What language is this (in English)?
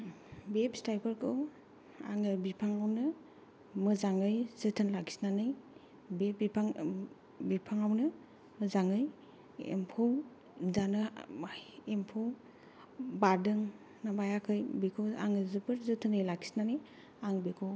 Bodo